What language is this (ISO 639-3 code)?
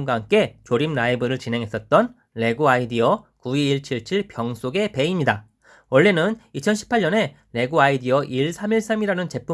kor